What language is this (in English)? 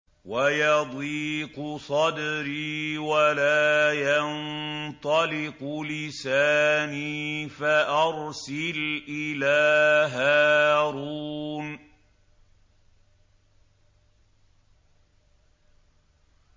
Arabic